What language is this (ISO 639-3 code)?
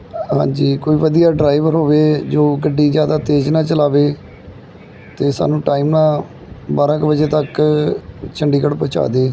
pan